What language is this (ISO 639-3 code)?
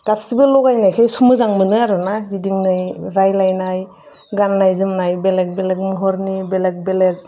brx